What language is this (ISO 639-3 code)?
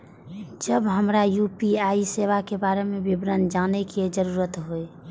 mai